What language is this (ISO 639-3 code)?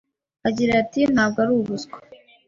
kin